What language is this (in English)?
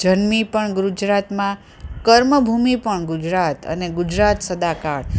Gujarati